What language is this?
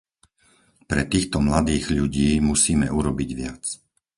Slovak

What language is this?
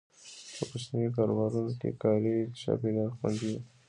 Pashto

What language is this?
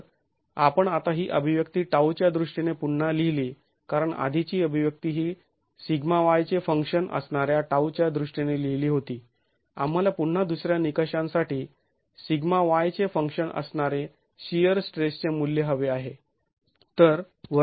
Marathi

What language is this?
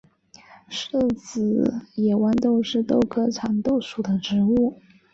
Chinese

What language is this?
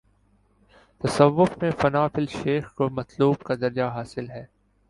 Urdu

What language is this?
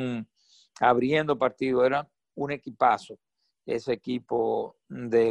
Spanish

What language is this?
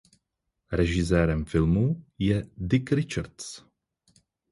Czech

